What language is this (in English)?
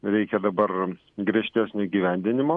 Lithuanian